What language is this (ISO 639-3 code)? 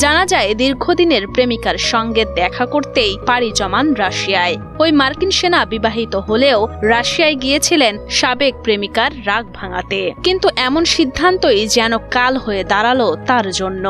ben